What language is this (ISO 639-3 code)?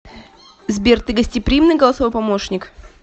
rus